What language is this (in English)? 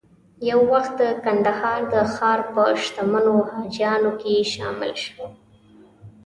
Pashto